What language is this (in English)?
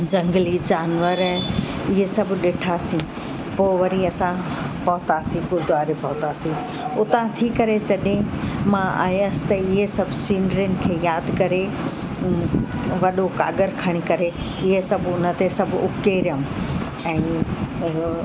Sindhi